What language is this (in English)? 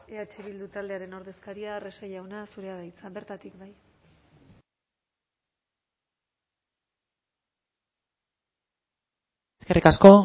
Basque